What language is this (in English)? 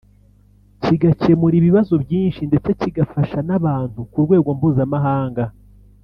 Kinyarwanda